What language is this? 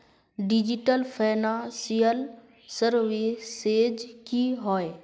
Magahi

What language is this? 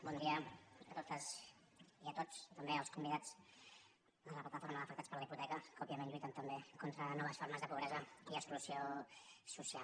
Catalan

